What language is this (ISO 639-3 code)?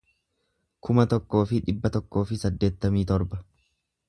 orm